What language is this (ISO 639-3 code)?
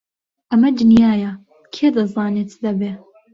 ckb